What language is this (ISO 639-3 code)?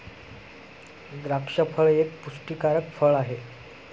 mar